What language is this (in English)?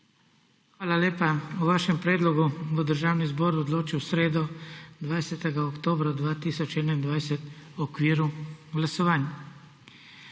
Slovenian